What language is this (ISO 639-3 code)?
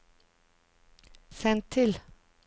nor